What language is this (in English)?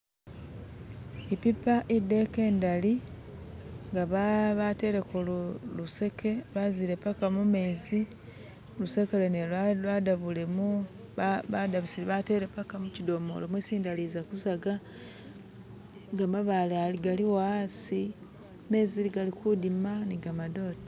Masaaba